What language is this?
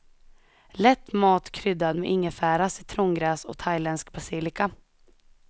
Swedish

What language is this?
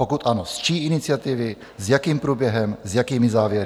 Czech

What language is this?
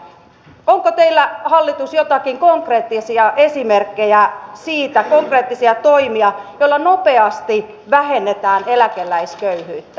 Finnish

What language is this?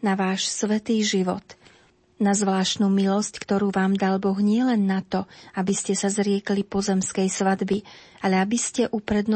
Slovak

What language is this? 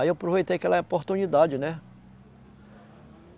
Portuguese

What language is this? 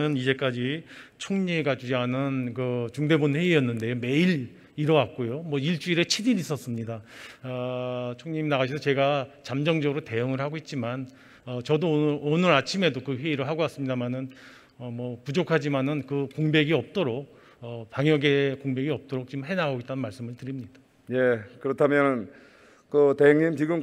Korean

